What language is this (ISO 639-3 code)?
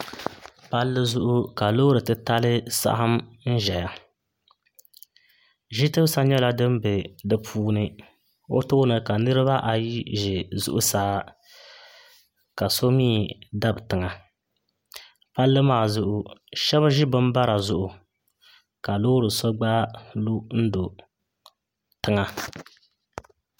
dag